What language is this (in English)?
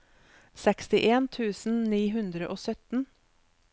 Norwegian